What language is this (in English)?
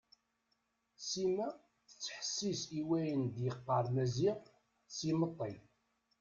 Kabyle